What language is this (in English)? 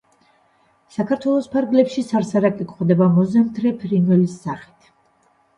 Georgian